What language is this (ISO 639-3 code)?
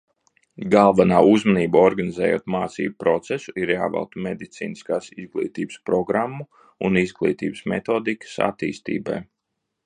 lav